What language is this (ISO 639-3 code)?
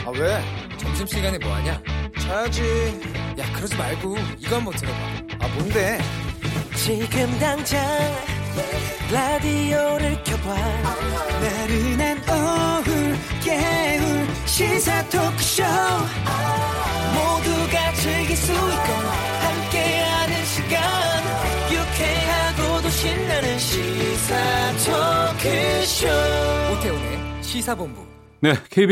kor